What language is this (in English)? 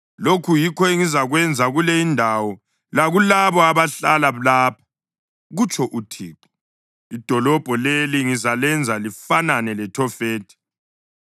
North Ndebele